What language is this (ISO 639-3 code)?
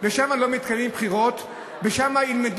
heb